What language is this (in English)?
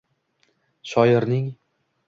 Uzbek